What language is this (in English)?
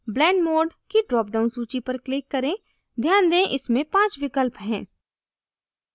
Hindi